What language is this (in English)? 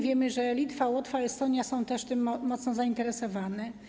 Polish